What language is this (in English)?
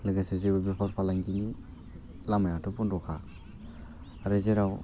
Bodo